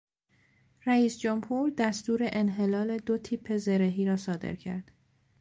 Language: Persian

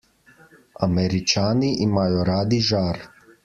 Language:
Slovenian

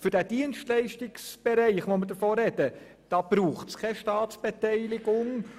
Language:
Swiss German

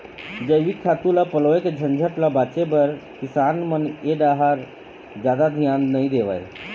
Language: Chhattisgarhi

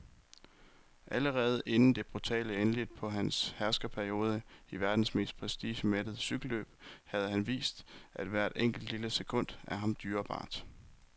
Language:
Danish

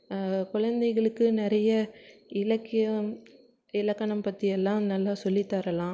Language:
Tamil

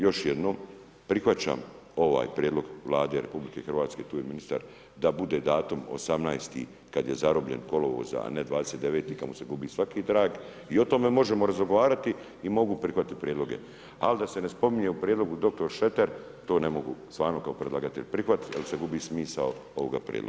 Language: Croatian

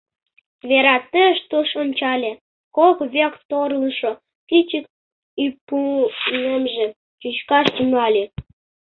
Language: Mari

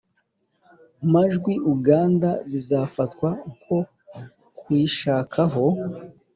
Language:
Kinyarwanda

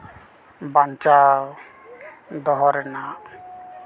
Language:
Santali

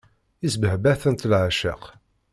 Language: Kabyle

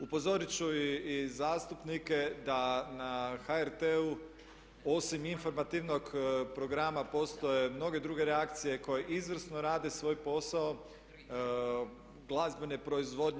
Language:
Croatian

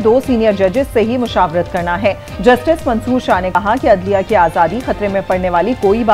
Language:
Hindi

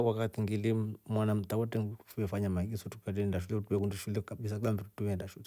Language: Rombo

